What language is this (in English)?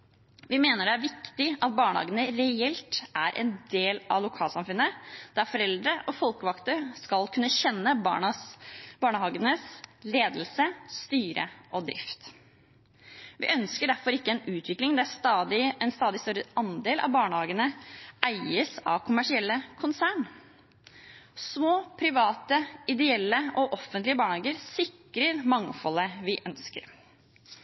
Norwegian Bokmål